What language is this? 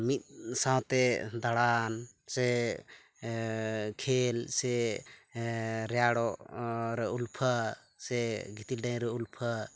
Santali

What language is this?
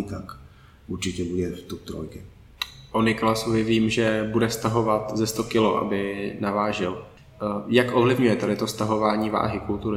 Czech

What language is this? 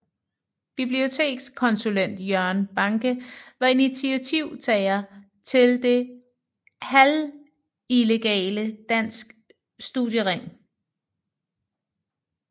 Danish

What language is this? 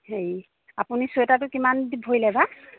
Assamese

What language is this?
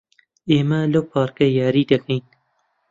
Central Kurdish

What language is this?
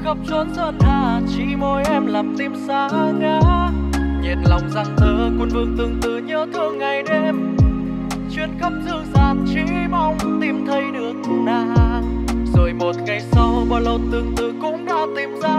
Vietnamese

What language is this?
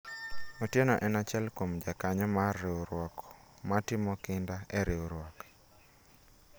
Luo (Kenya and Tanzania)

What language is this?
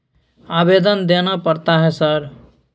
Maithili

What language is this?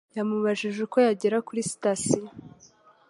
Kinyarwanda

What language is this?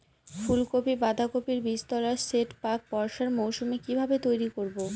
Bangla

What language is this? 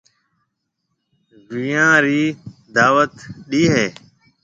Marwari (Pakistan)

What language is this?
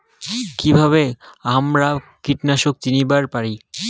Bangla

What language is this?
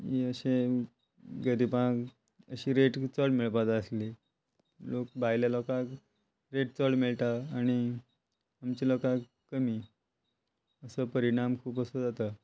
Konkani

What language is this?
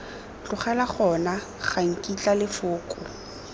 Tswana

